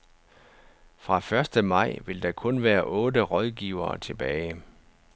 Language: Danish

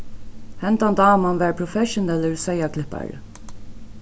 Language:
Faroese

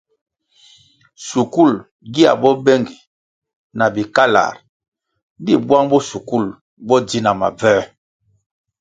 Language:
Kwasio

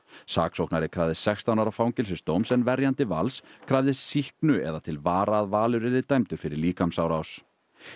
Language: Icelandic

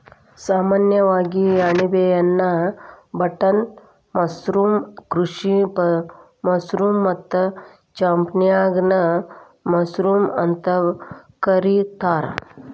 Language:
Kannada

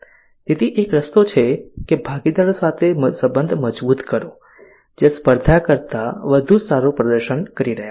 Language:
Gujarati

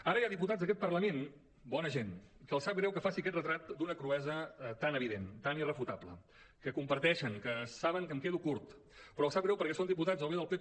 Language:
Catalan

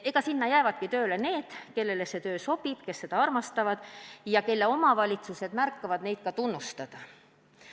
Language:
Estonian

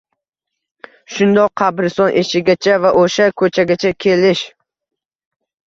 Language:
Uzbek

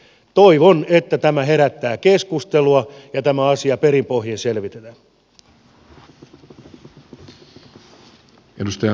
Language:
Finnish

